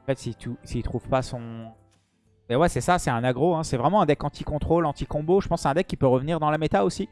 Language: French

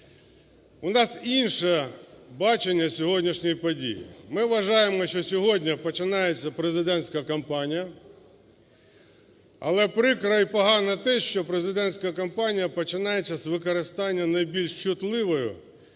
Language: Ukrainian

